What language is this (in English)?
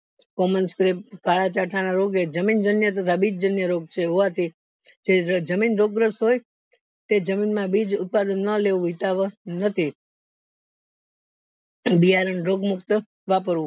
Gujarati